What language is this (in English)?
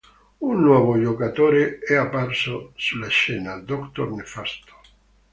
Italian